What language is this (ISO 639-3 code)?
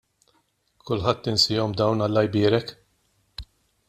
mlt